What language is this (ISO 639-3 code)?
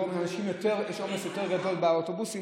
heb